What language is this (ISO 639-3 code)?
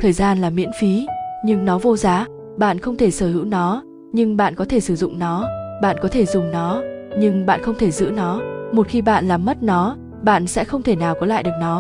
vie